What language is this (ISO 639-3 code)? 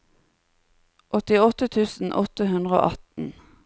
nor